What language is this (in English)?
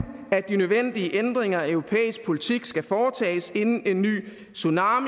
Danish